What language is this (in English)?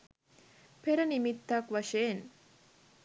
Sinhala